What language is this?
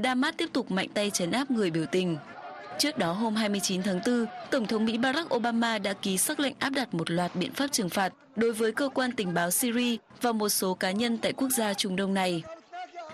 Vietnamese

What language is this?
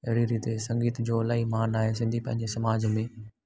Sindhi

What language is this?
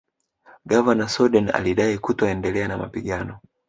Swahili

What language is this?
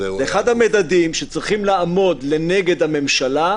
Hebrew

